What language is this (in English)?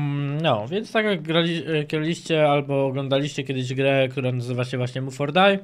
Polish